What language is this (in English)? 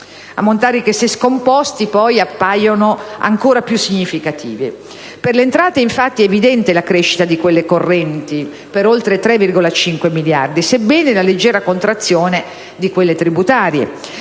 Italian